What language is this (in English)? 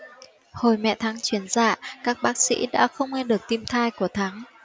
Vietnamese